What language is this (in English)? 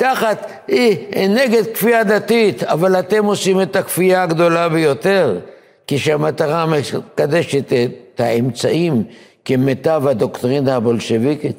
Hebrew